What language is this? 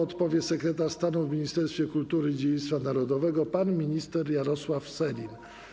Polish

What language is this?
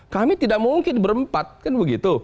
Indonesian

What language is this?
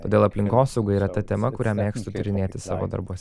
Lithuanian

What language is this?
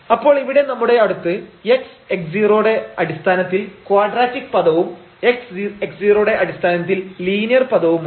Malayalam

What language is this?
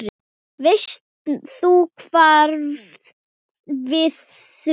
Icelandic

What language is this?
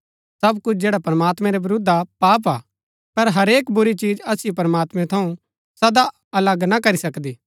Gaddi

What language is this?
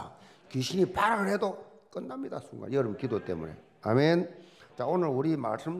Korean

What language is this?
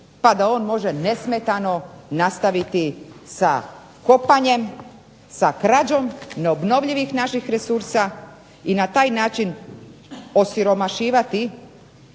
Croatian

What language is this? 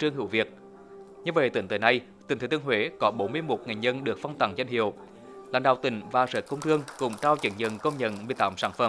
Vietnamese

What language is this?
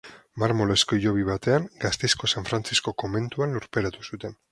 Basque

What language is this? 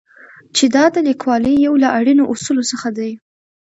Pashto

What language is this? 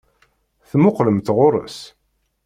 Kabyle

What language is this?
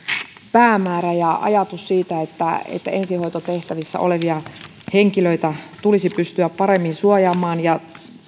Finnish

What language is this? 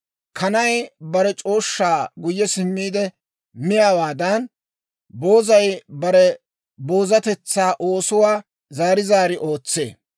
Dawro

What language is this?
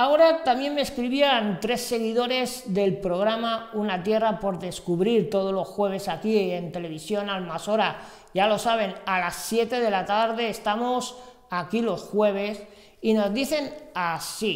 Spanish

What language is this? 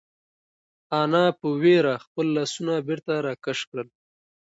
Pashto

